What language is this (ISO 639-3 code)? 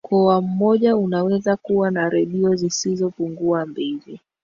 swa